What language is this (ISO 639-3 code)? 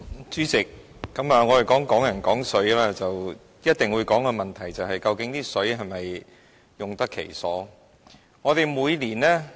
yue